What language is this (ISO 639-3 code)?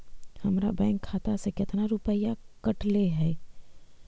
mag